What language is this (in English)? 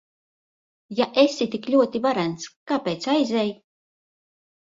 Latvian